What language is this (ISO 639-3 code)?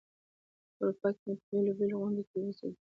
pus